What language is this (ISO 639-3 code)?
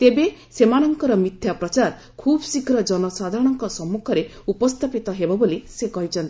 ori